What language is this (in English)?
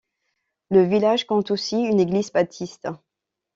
French